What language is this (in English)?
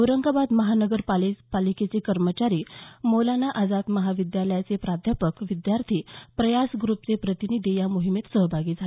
Marathi